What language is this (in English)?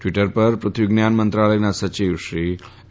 Gujarati